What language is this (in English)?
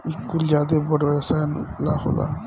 Bhojpuri